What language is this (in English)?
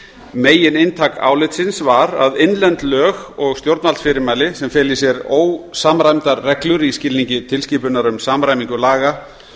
Icelandic